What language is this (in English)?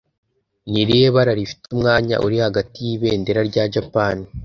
Kinyarwanda